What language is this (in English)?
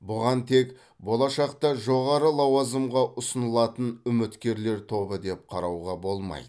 Kazakh